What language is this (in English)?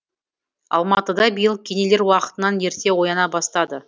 Kazakh